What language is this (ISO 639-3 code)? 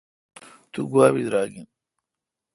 xka